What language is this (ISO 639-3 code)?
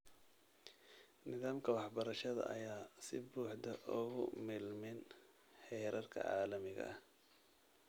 som